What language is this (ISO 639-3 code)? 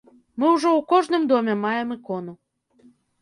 bel